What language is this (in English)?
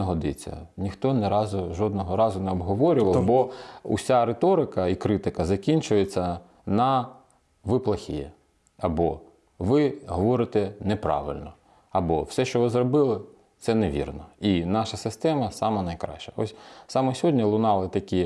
Ukrainian